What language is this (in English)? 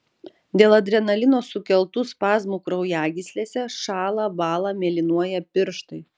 Lithuanian